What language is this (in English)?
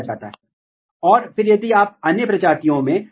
Hindi